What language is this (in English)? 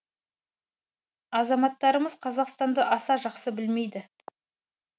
Kazakh